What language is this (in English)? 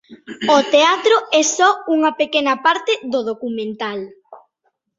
Galician